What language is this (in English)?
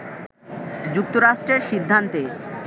Bangla